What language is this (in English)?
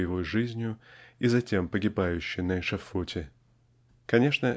Russian